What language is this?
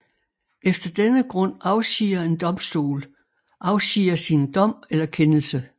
Danish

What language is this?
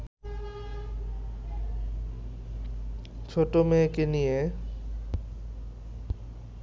Bangla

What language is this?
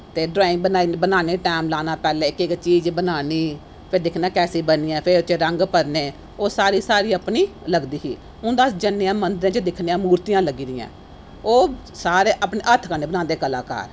Dogri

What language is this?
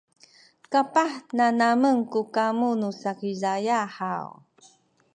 Sakizaya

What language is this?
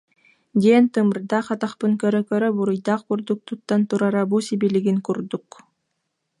Yakut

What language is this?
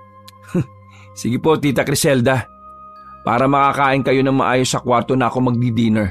Filipino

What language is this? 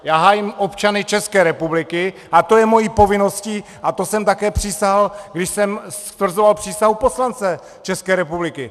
Czech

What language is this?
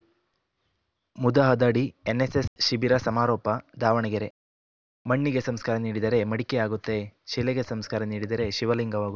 Kannada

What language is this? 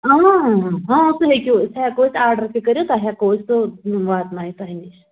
Kashmiri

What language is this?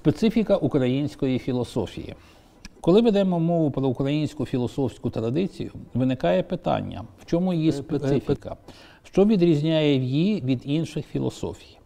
Ukrainian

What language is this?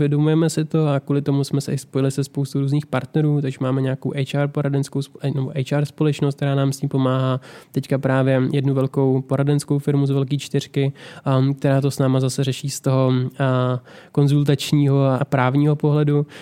Czech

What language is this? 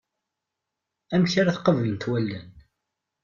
Kabyle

